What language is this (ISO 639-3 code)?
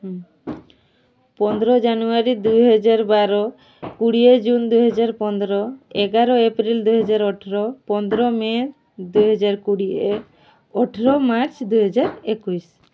ori